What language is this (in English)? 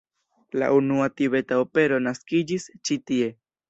Esperanto